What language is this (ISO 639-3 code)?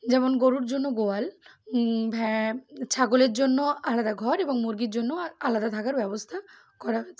ben